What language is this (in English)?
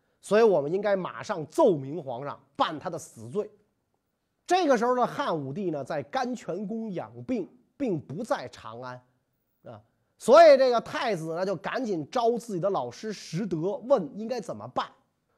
Chinese